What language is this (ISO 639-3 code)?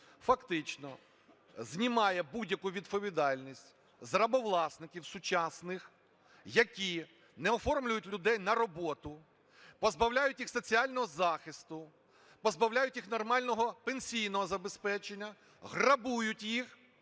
ukr